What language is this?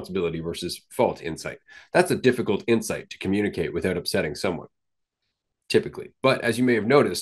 English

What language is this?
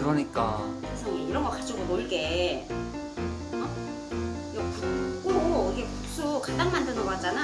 Korean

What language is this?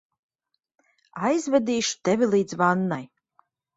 Latvian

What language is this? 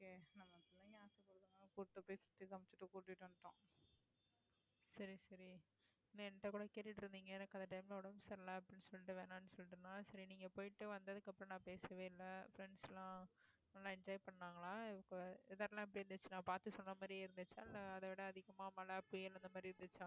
Tamil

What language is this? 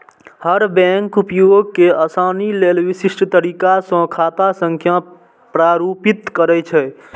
Maithili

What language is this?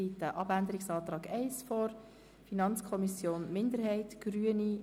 Swiss German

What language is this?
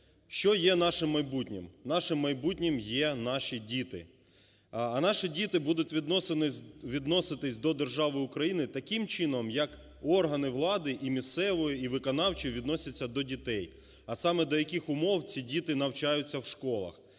Ukrainian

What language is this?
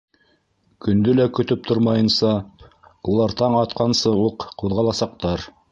Bashkir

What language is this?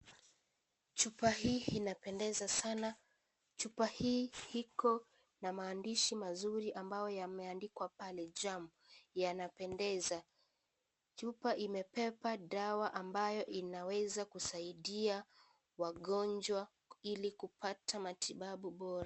Swahili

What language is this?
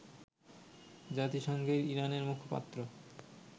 Bangla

